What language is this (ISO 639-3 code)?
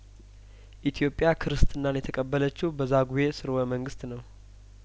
amh